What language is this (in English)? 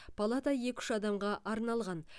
Kazakh